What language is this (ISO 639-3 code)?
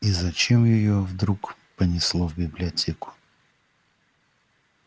rus